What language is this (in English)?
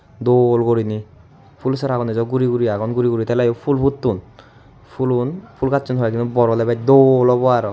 Chakma